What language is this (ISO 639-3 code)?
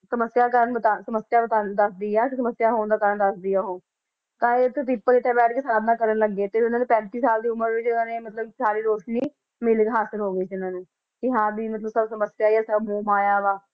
pan